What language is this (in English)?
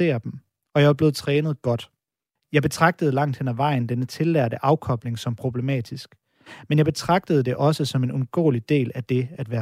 Danish